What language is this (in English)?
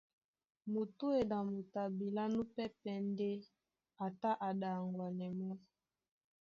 Duala